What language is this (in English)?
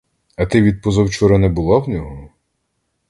Ukrainian